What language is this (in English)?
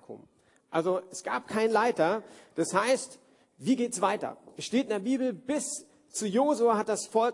German